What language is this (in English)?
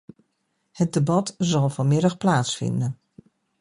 Dutch